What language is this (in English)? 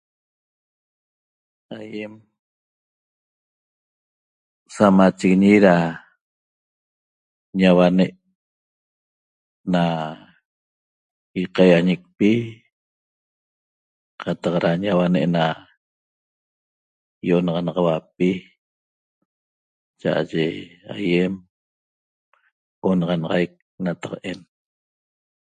Toba